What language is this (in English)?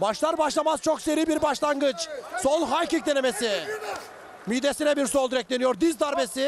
Turkish